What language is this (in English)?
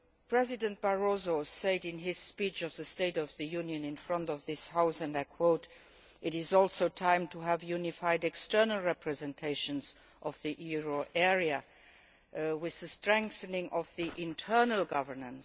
English